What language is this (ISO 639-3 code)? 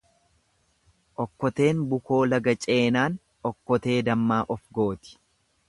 orm